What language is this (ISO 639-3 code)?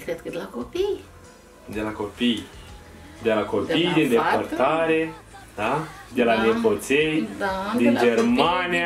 ron